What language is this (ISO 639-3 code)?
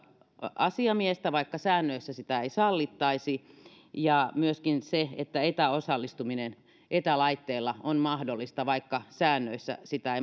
fin